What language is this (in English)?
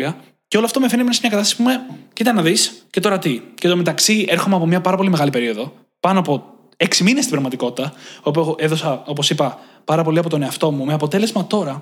Greek